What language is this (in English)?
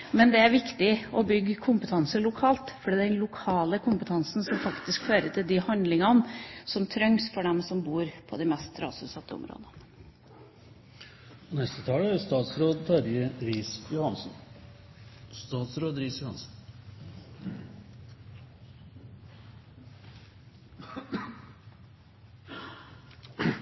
Norwegian Bokmål